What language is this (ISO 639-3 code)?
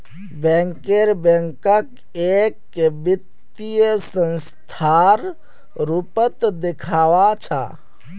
mag